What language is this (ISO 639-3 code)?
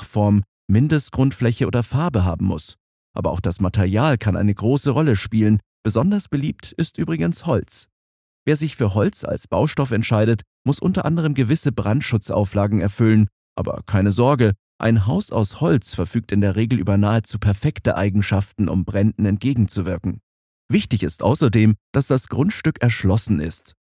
deu